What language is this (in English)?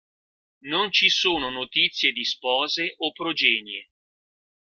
Italian